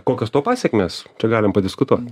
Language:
Lithuanian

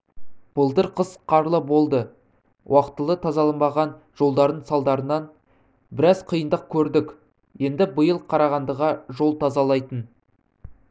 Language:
Kazakh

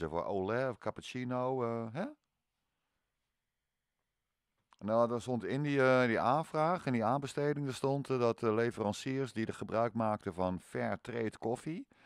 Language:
Dutch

